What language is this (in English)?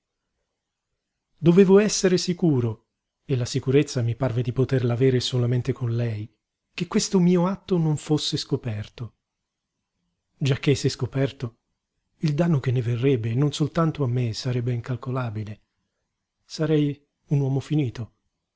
Italian